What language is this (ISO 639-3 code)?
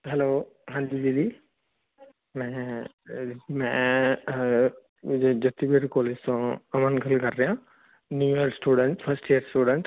pan